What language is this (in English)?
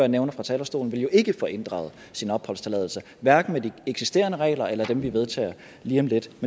Danish